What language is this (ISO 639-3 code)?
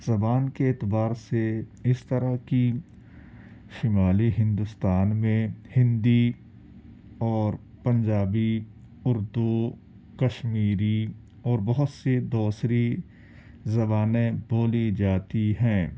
urd